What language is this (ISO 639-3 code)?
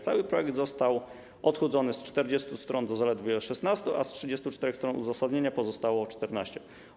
pol